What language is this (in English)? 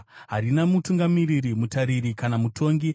Shona